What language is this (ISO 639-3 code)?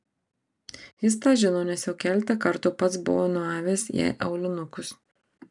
lit